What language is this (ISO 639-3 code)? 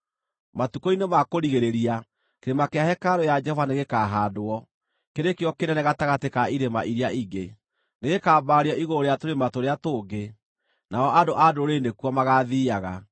kik